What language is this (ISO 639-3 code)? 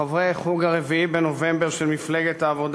heb